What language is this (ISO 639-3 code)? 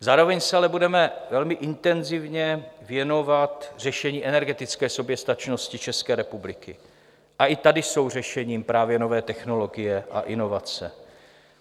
ces